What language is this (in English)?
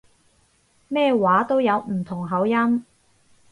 Cantonese